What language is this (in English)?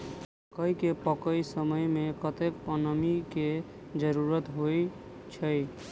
Maithili